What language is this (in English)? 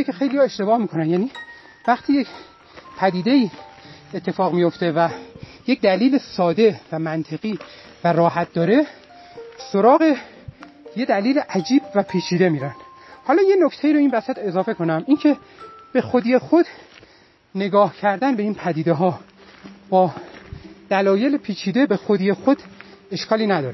Persian